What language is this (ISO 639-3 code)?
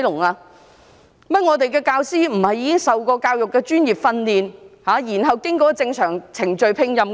yue